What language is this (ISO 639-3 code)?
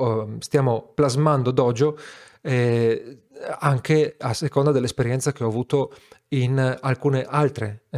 ita